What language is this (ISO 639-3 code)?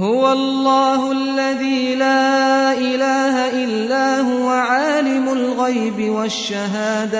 ara